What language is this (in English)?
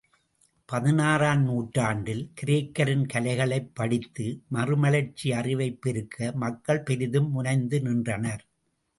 Tamil